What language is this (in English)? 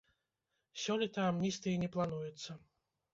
Belarusian